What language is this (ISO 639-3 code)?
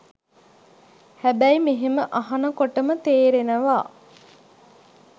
sin